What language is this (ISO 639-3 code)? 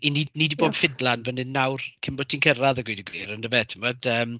cym